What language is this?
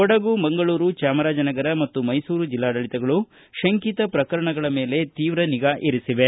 Kannada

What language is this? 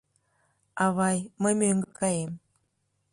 Mari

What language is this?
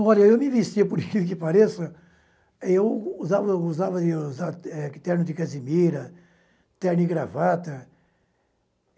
Portuguese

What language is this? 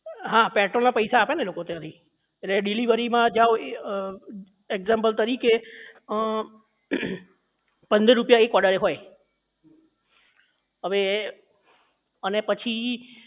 Gujarati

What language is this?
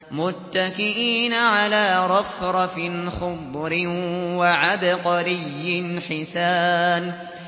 Arabic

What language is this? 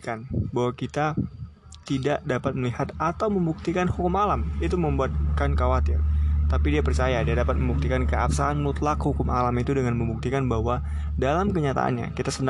Indonesian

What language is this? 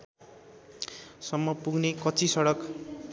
Nepali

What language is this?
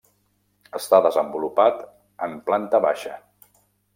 Catalan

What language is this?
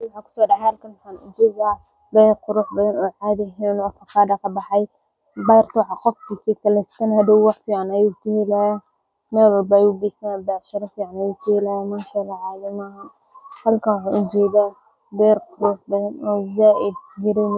Somali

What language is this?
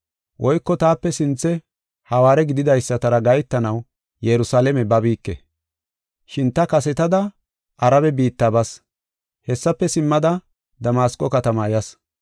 Gofa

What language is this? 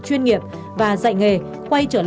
Vietnamese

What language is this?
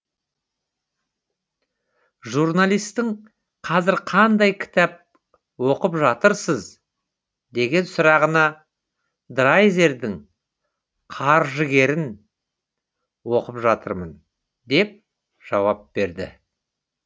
Kazakh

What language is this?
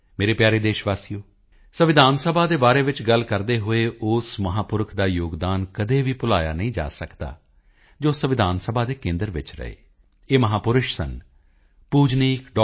Punjabi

